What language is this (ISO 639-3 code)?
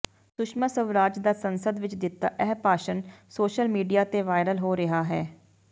pan